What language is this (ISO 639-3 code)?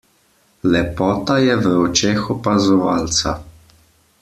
slv